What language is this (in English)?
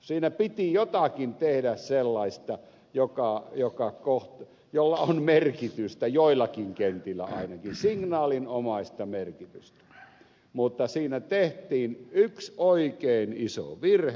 Finnish